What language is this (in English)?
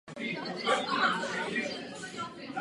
Czech